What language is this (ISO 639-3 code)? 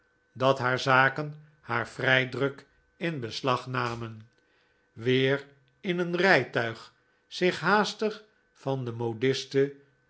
nld